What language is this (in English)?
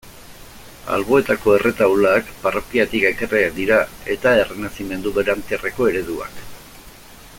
Basque